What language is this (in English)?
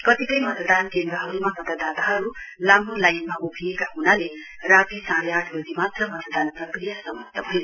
Nepali